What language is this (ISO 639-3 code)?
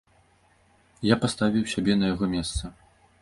bel